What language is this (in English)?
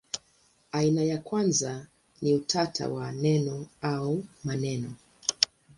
Swahili